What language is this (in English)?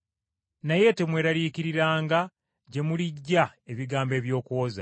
Ganda